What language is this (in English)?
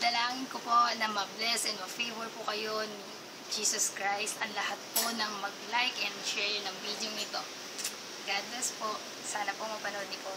Filipino